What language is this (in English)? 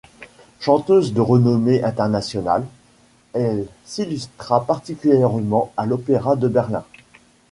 French